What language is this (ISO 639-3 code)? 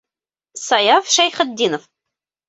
bak